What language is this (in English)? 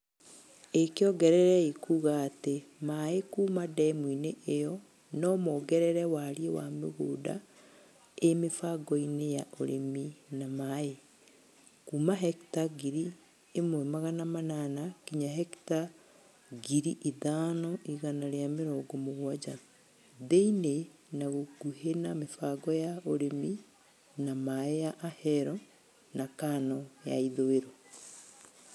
Kikuyu